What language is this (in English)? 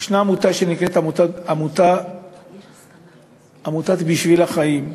Hebrew